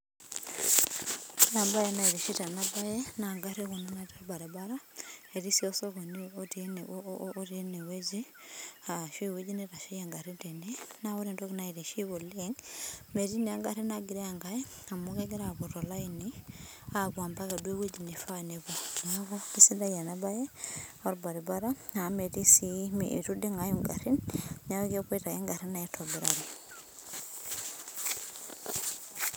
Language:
Masai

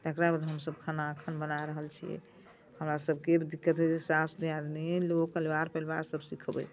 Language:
Maithili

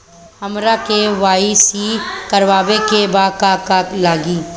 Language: Bhojpuri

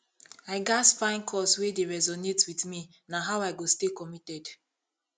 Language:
Nigerian Pidgin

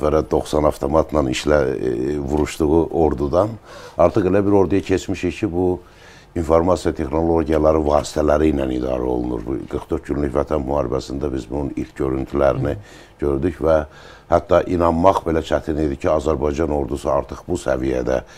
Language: Turkish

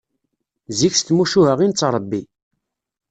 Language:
Kabyle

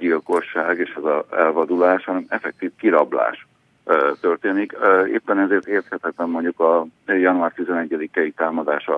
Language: Hungarian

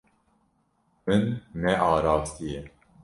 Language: Kurdish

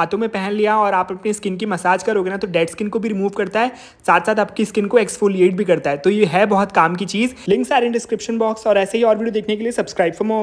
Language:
Hindi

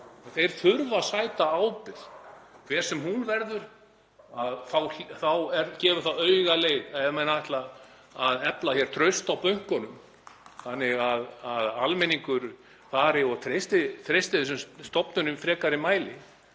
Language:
Icelandic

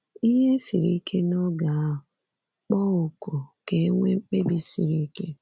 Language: Igbo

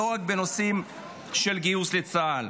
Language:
Hebrew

